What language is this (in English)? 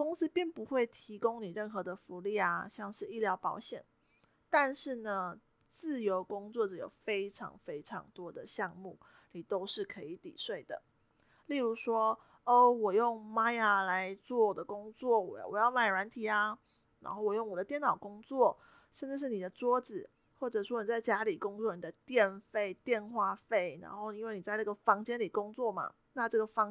Chinese